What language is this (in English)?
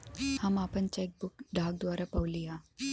Bhojpuri